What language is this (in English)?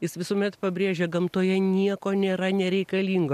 Lithuanian